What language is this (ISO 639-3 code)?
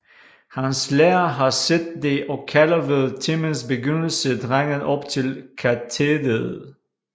dan